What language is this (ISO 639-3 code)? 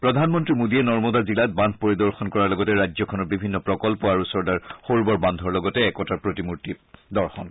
asm